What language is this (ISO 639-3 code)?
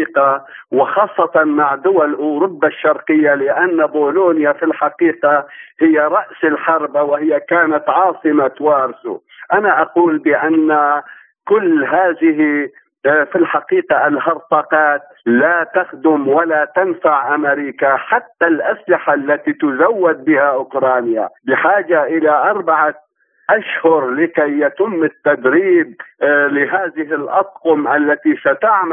ara